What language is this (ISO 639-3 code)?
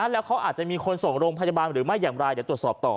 tha